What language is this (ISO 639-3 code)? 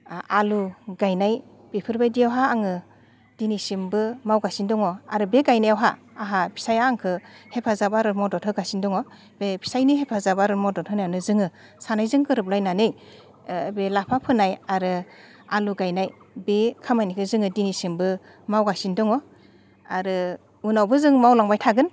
brx